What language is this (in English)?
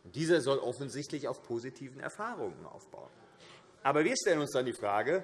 German